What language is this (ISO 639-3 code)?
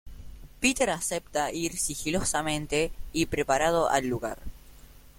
spa